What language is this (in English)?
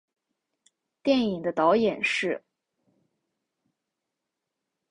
Chinese